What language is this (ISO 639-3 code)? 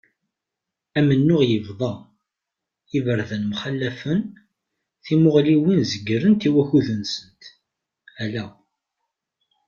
kab